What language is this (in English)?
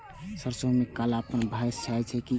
Maithili